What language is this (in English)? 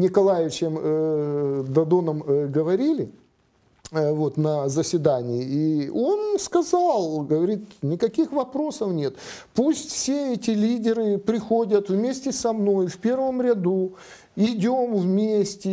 Russian